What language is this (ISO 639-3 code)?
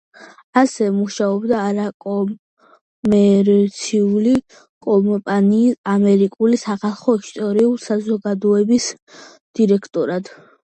kat